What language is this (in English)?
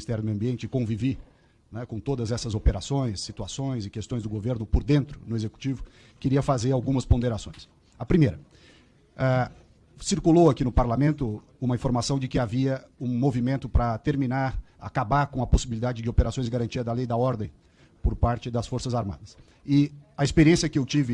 Portuguese